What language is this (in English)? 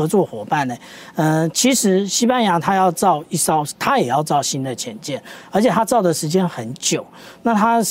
Chinese